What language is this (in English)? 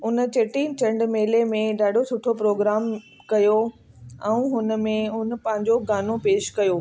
Sindhi